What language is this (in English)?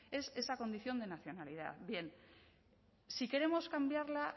Spanish